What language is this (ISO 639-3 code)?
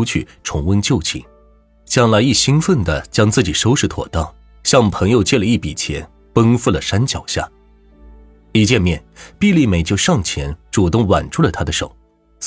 zho